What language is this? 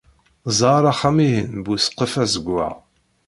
Kabyle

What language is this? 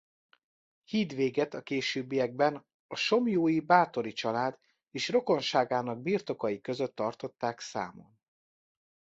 Hungarian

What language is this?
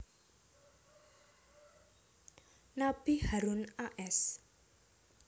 Javanese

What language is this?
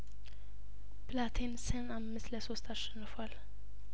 Amharic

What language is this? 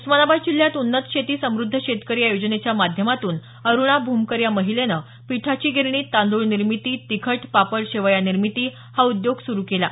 Marathi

